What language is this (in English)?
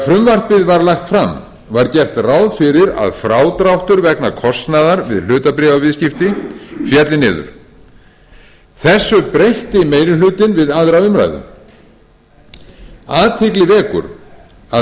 Icelandic